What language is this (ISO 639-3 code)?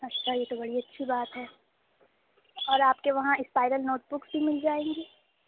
urd